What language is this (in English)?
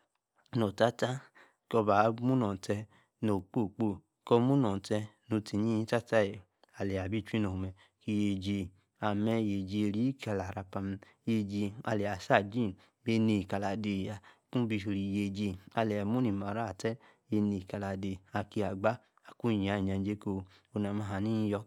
Yace